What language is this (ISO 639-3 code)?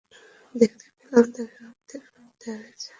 ben